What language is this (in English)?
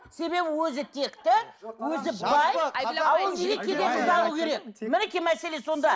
Kazakh